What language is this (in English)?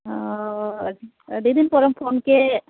Santali